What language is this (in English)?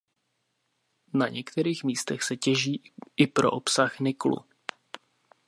Czech